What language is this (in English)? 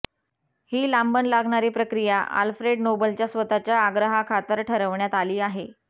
Marathi